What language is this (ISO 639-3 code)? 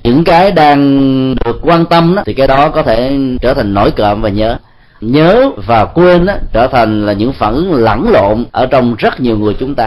vie